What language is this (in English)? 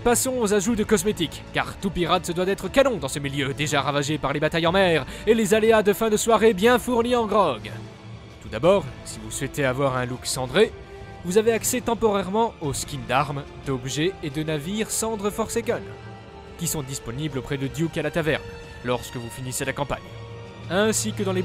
French